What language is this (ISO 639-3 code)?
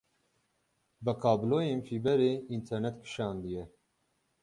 kur